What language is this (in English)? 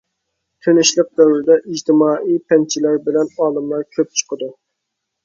Uyghur